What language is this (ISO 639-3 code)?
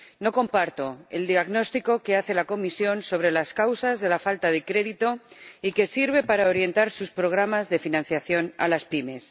spa